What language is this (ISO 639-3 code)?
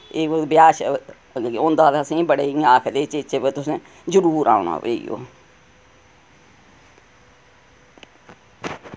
doi